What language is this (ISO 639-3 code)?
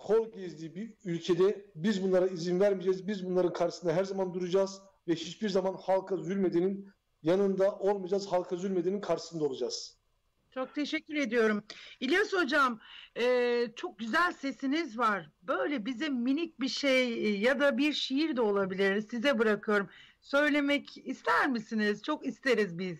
tur